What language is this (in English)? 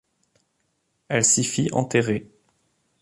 French